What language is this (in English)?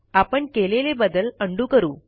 Marathi